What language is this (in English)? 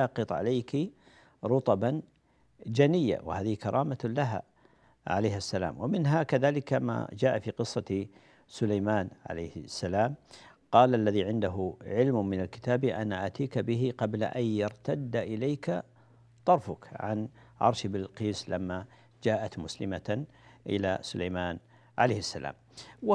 Arabic